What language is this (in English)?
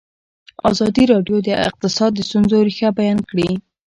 Pashto